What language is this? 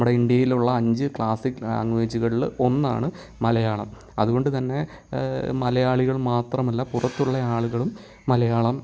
Malayalam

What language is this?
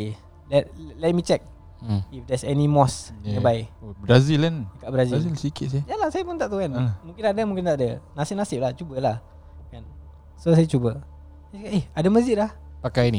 Malay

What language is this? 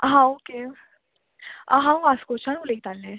Konkani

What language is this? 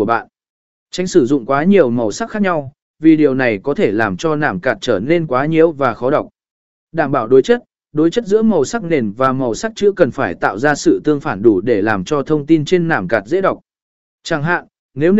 Vietnamese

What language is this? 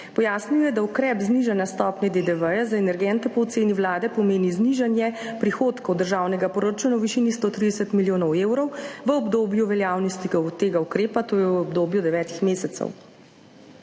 Slovenian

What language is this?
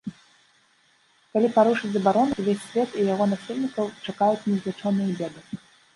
Belarusian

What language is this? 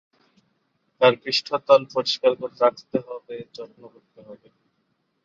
Bangla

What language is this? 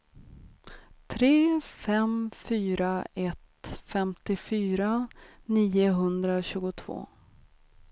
Swedish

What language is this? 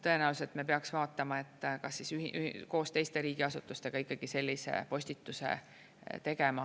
Estonian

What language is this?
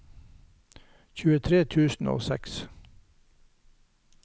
Norwegian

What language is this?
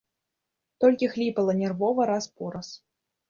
Belarusian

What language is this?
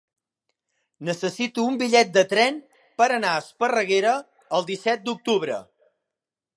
Catalan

